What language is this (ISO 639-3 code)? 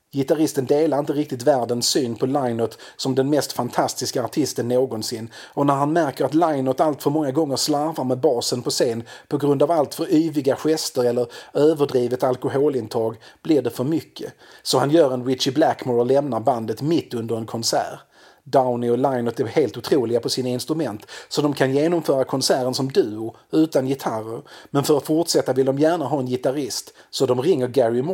swe